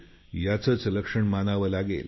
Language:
Marathi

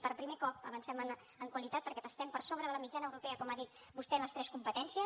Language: Catalan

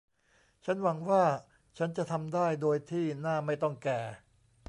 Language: Thai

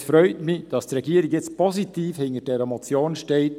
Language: Swiss German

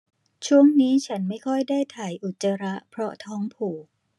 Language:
Thai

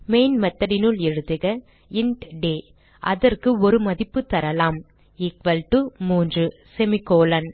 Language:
Tamil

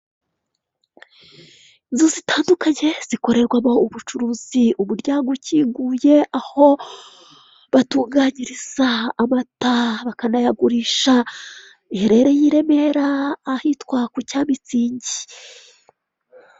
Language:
Kinyarwanda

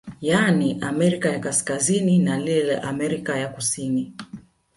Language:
Swahili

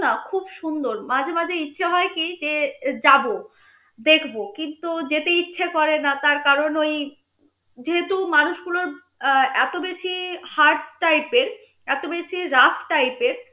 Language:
Bangla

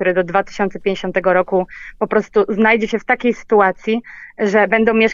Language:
Polish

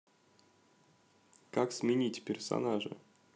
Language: Russian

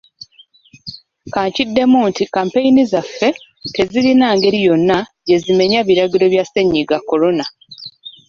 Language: Ganda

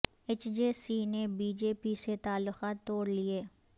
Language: Urdu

